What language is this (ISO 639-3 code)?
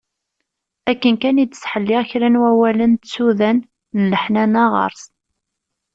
kab